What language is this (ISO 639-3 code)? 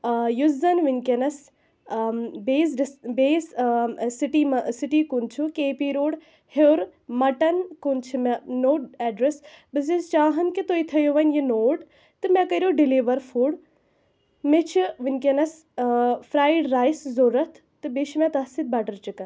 kas